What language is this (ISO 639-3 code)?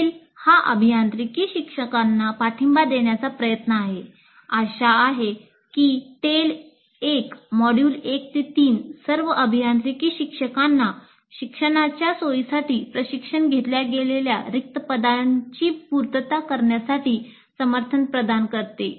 mar